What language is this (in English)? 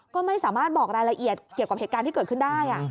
Thai